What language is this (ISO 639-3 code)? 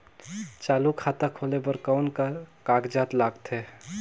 hne